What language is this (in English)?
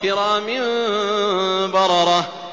Arabic